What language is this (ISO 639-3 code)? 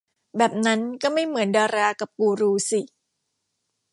tha